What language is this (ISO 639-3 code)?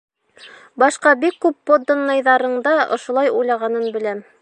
bak